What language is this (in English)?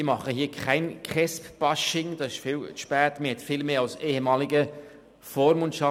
Swiss German